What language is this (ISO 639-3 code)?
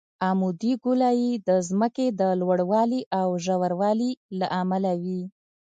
pus